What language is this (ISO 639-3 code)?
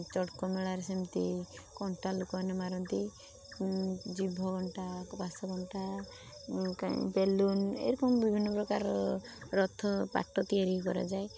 ori